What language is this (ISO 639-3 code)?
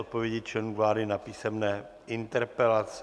ces